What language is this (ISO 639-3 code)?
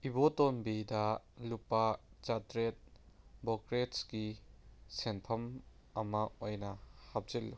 mni